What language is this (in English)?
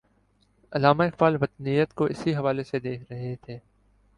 Urdu